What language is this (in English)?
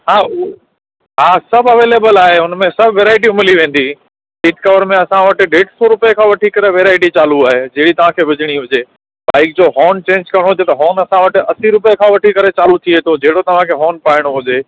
Sindhi